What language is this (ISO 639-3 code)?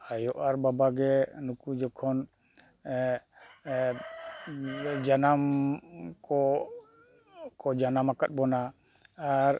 sat